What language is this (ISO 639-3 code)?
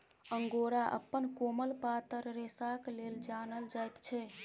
mai